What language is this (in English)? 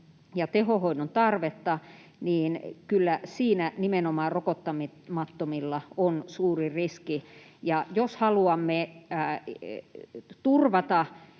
Finnish